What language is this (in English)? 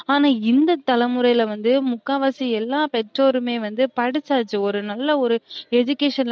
Tamil